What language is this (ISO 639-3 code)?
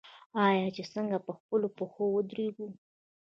pus